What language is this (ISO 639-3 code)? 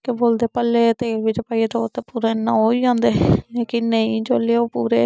doi